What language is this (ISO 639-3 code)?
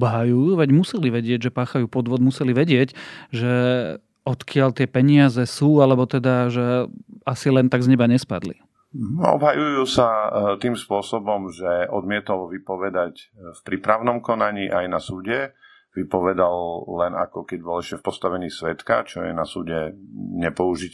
slk